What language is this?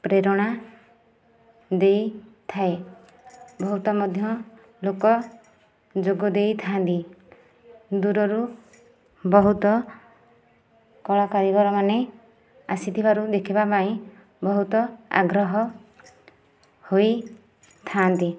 Odia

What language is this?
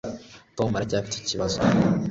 Kinyarwanda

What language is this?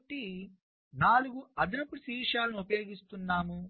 Telugu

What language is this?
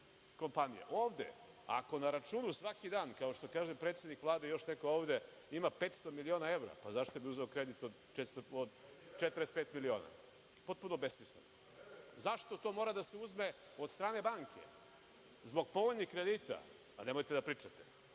Serbian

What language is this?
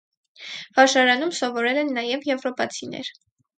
Armenian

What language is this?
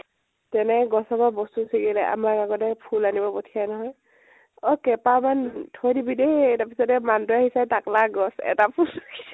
Assamese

